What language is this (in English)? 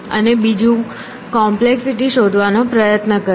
Gujarati